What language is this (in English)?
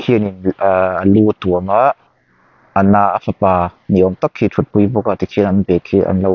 Mizo